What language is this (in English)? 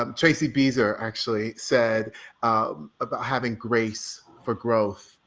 English